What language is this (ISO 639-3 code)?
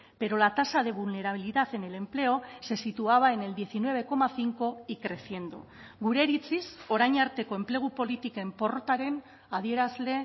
spa